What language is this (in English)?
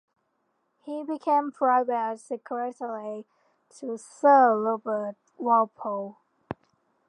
English